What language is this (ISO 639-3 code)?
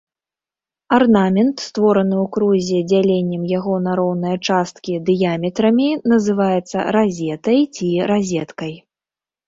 bel